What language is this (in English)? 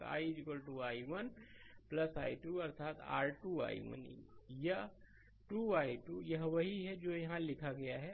Hindi